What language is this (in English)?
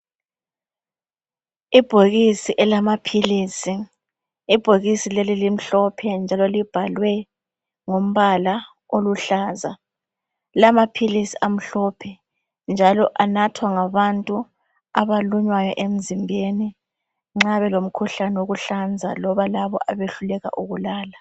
North Ndebele